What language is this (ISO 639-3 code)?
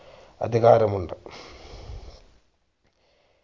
mal